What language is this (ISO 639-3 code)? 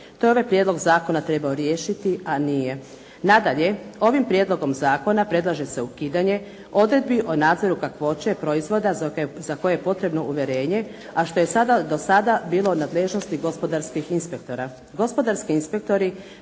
hrv